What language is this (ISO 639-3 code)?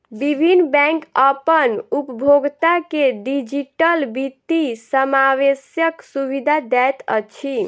mai